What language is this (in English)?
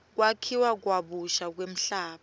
Swati